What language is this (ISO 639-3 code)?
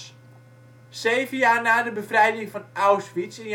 nld